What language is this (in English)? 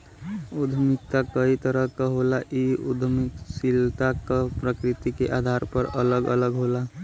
Bhojpuri